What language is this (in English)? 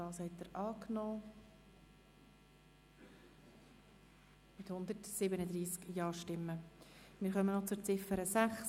Swiss German